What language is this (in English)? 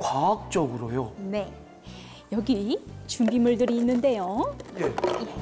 Korean